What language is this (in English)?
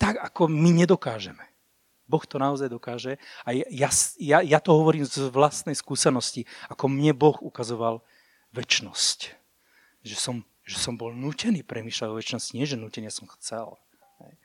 Slovak